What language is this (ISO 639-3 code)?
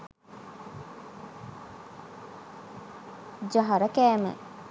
sin